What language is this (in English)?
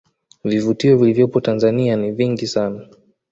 Swahili